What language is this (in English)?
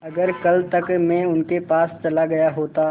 Hindi